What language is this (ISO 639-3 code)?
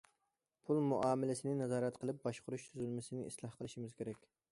uig